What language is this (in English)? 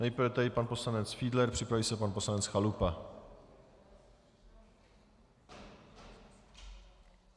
Czech